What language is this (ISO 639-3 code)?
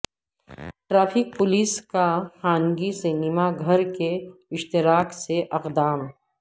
urd